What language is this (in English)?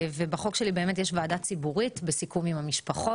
Hebrew